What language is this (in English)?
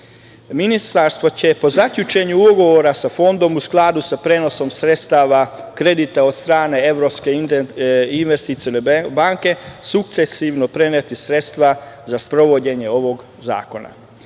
Serbian